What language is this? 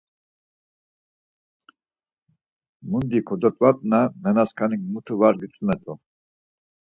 Laz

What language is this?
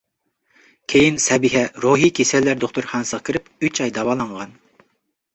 Uyghur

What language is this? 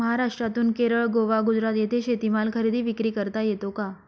Marathi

